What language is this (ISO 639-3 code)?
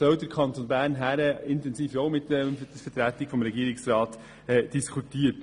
gsw